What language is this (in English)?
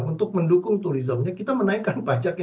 Indonesian